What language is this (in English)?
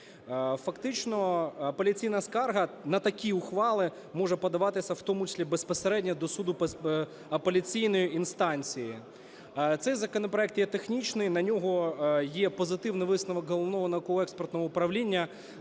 Ukrainian